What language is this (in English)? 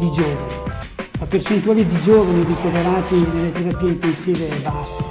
Italian